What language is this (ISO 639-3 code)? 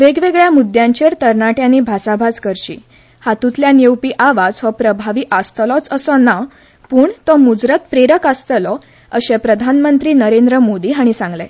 kok